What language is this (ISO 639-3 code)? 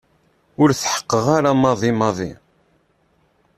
kab